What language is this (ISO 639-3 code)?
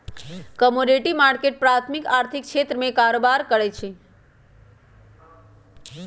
mag